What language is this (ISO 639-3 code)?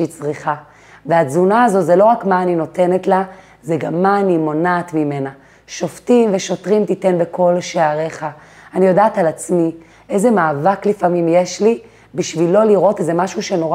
heb